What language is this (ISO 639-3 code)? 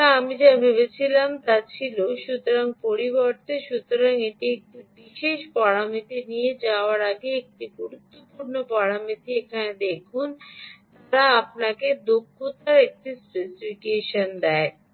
ben